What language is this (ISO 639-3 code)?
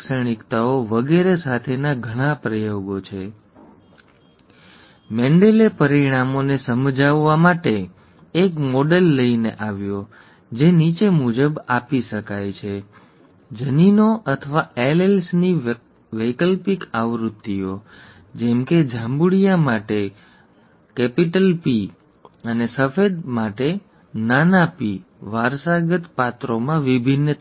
guj